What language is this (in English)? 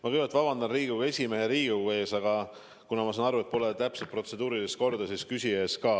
Estonian